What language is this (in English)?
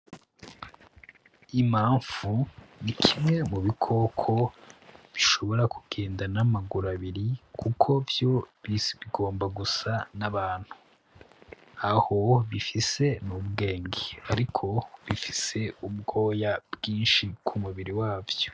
Rundi